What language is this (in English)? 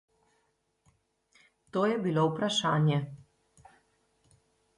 Slovenian